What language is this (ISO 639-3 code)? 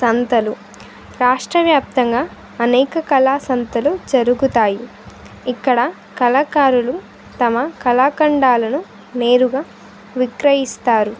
tel